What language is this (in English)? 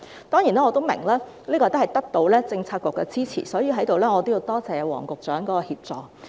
Cantonese